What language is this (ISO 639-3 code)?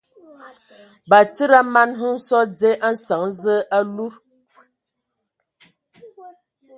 ewo